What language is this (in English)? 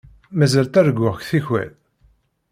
Kabyle